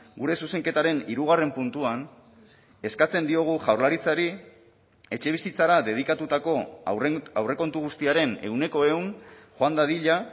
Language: Basque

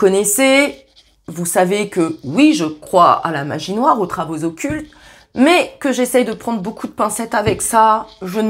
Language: French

